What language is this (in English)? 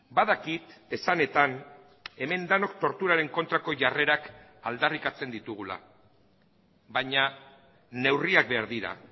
Basque